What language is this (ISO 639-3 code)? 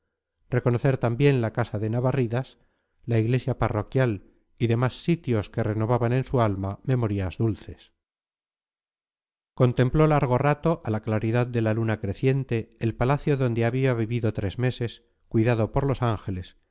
spa